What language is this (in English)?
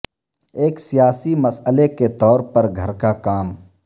Urdu